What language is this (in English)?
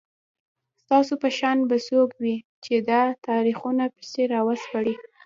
Pashto